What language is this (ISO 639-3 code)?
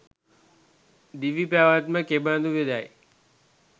sin